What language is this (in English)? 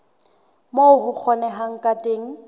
Southern Sotho